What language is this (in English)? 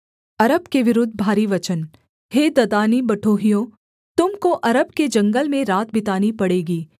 Hindi